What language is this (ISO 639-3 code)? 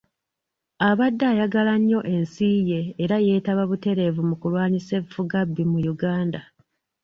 lug